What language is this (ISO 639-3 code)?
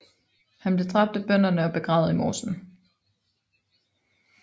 dan